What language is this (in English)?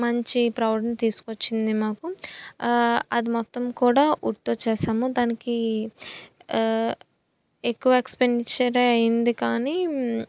Telugu